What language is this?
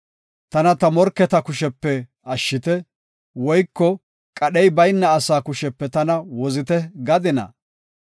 Gofa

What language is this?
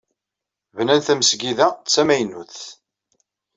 Kabyle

